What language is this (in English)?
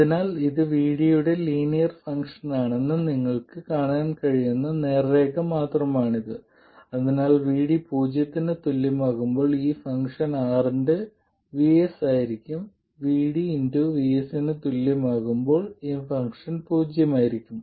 Malayalam